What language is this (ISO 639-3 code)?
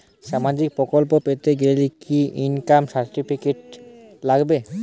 ben